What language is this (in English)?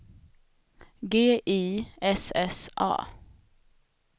Swedish